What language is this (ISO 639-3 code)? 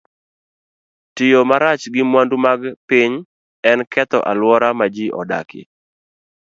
luo